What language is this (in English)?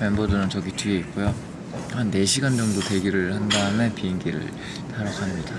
Korean